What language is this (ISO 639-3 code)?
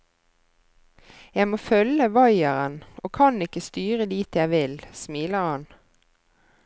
nor